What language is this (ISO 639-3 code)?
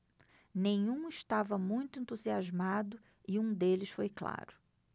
por